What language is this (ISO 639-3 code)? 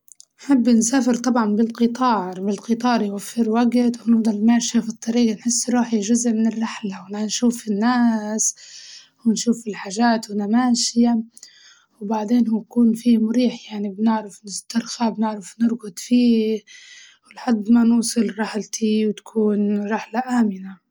ayl